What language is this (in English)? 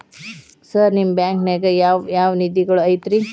Kannada